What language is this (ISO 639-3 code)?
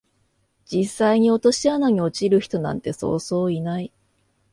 jpn